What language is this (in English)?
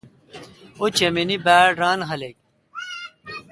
Kalkoti